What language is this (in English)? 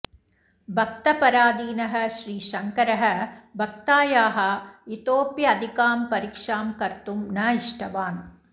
Sanskrit